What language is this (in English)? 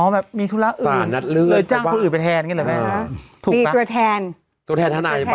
Thai